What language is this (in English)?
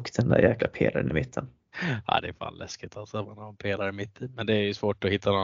Swedish